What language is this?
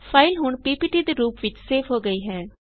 Punjabi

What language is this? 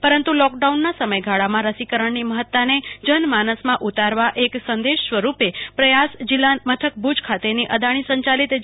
Gujarati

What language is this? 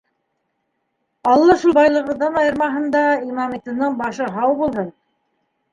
Bashkir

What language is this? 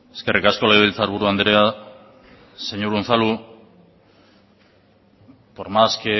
Basque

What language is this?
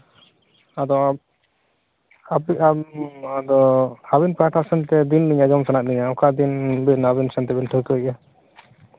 Santali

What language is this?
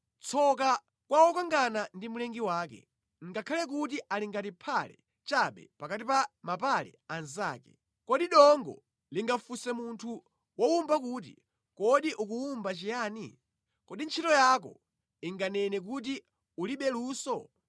Nyanja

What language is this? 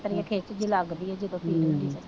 Punjabi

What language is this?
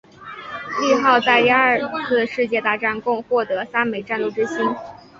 Chinese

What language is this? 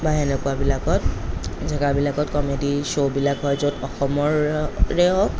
Assamese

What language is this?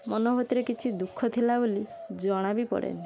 Odia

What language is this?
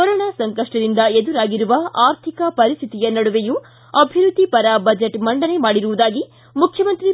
Kannada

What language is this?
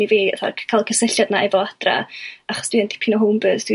Welsh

